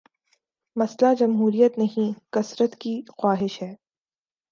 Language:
Urdu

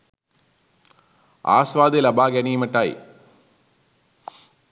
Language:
Sinhala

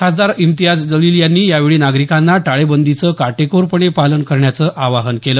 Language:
Marathi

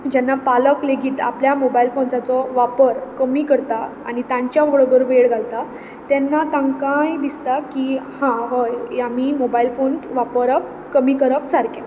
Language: Konkani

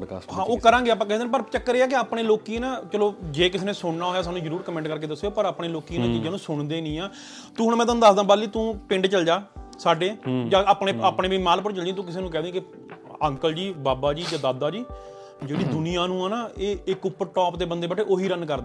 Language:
Punjabi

